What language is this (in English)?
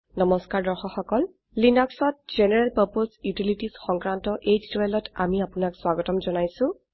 Assamese